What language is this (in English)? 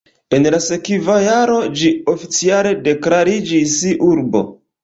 Esperanto